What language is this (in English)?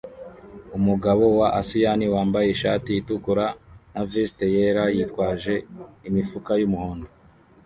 Kinyarwanda